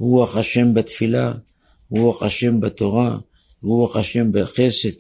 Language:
Hebrew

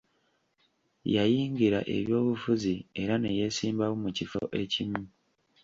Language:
Ganda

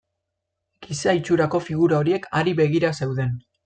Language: Basque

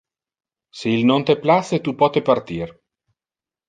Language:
Interlingua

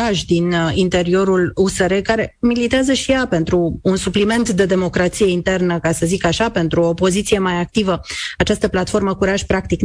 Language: Romanian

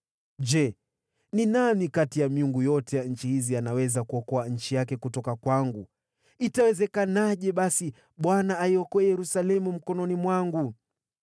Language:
Swahili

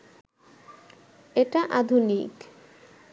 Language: Bangla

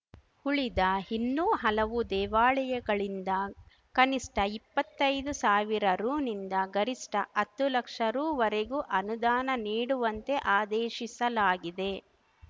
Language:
Kannada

